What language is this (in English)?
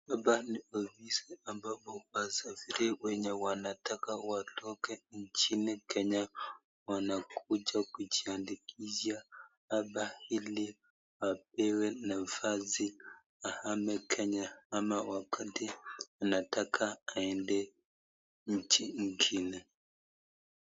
Swahili